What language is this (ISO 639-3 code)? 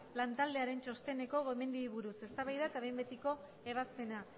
eus